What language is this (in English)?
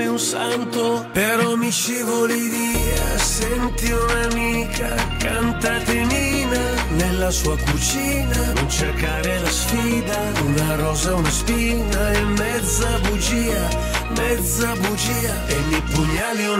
Italian